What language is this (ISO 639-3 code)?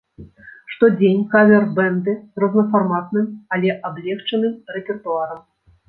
bel